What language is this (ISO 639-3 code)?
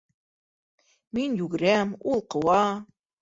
bak